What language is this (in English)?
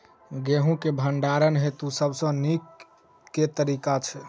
Maithili